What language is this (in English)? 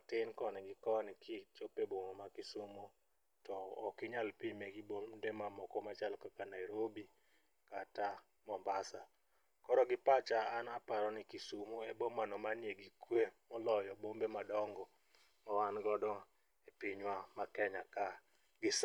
Luo (Kenya and Tanzania)